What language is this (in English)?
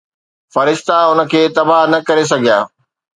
Sindhi